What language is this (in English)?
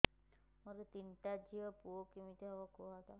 Odia